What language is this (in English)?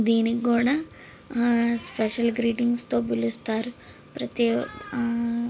Telugu